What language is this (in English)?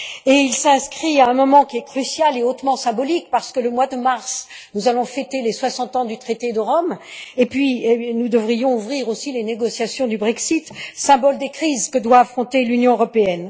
French